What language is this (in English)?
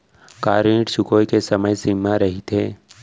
Chhattisgarhi